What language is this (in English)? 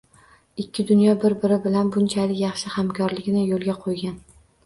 Uzbek